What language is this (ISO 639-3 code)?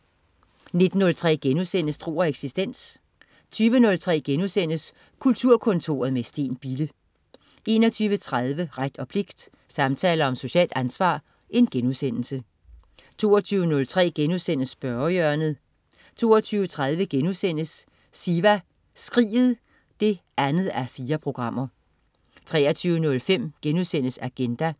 dan